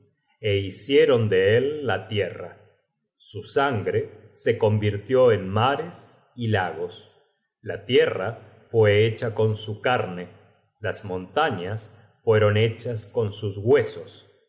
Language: Spanish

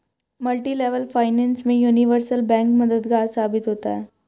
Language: Hindi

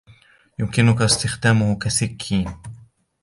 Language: Arabic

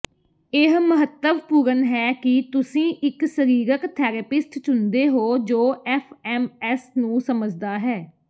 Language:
Punjabi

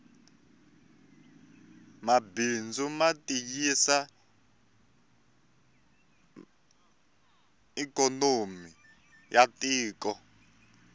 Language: Tsonga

